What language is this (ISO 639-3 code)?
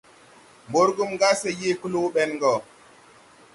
tui